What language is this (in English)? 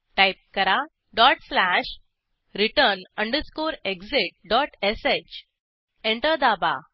Marathi